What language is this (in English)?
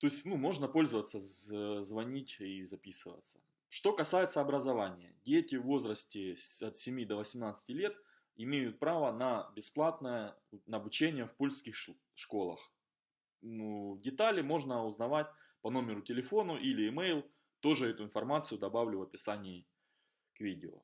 Russian